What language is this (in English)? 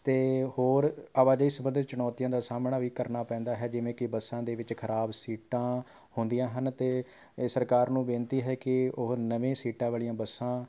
Punjabi